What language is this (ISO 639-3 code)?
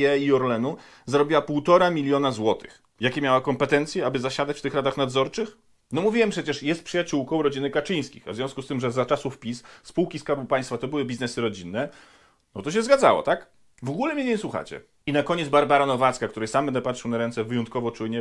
pol